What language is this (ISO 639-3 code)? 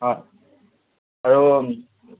asm